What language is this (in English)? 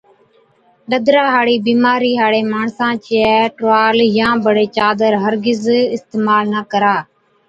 Od